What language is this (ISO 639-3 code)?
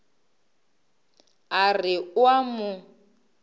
nso